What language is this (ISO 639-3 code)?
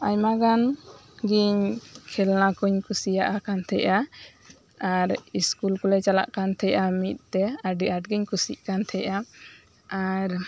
sat